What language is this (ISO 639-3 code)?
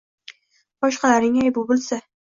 uzb